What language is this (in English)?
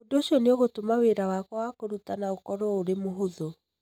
Kikuyu